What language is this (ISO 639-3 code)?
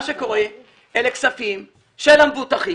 heb